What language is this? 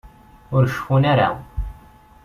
Kabyle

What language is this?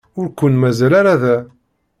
Kabyle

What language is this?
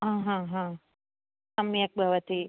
Sanskrit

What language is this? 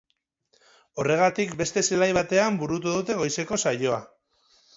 Basque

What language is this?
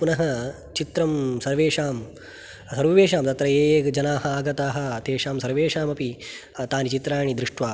Sanskrit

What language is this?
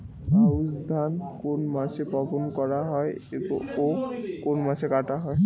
Bangla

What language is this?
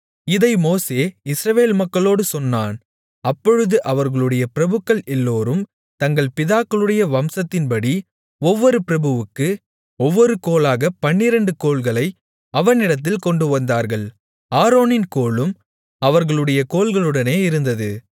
Tamil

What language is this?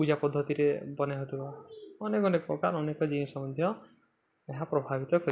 Odia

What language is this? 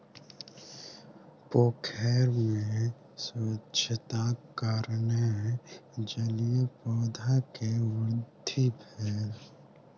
Maithili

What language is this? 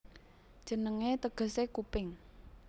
Javanese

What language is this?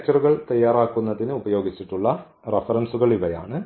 Malayalam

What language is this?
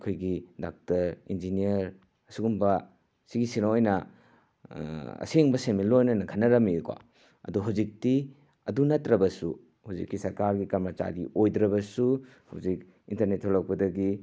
Manipuri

